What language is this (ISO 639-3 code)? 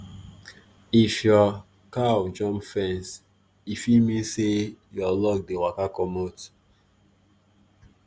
pcm